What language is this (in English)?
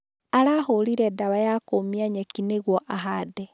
Kikuyu